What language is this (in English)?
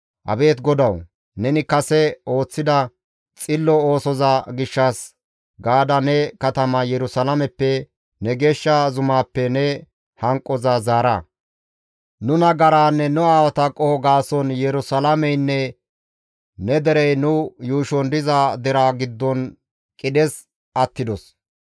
Gamo